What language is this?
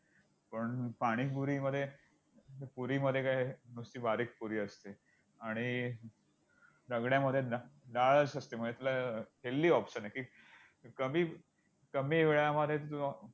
Marathi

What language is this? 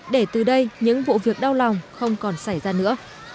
Vietnamese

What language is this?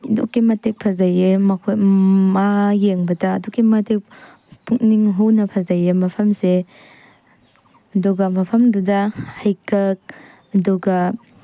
Manipuri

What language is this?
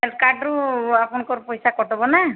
Odia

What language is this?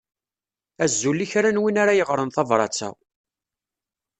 Kabyle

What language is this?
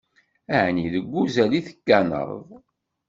Kabyle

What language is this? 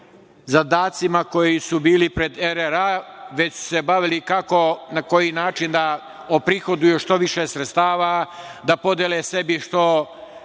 Serbian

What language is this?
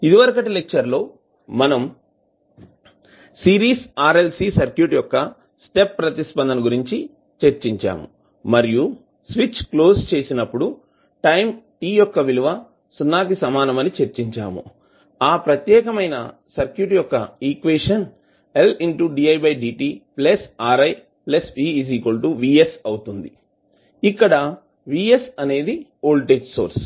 Telugu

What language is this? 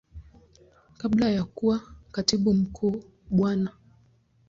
Swahili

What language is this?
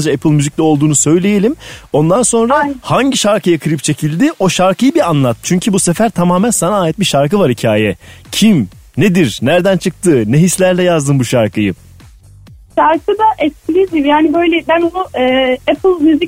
Turkish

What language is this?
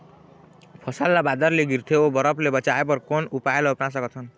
Chhattisgarhi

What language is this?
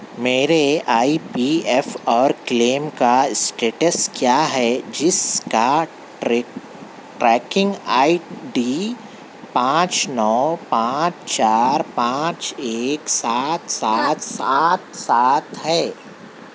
Urdu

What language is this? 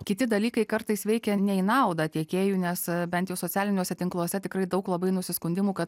Lithuanian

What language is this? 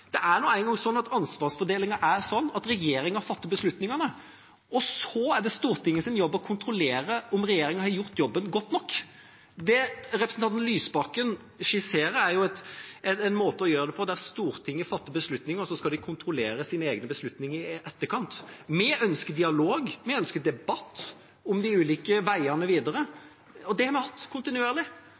Norwegian Bokmål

